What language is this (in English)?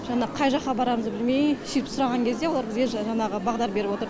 Kazakh